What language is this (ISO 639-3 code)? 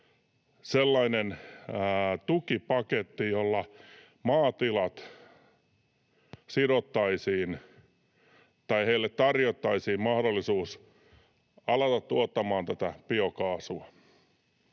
fin